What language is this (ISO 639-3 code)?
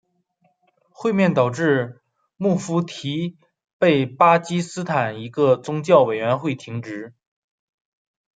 zho